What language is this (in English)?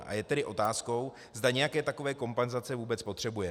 Czech